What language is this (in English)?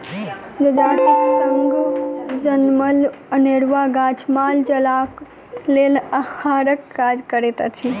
Maithili